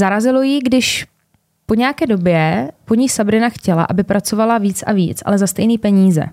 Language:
Czech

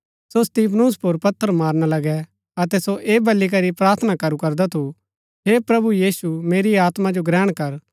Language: Gaddi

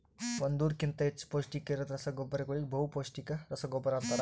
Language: Kannada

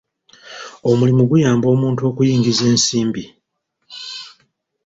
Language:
Ganda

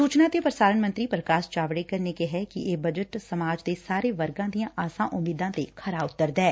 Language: Punjabi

